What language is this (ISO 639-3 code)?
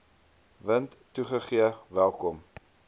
afr